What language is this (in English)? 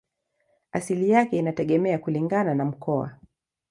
Swahili